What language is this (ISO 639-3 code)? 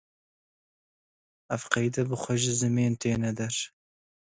kur